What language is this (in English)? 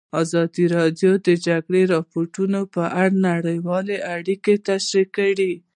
Pashto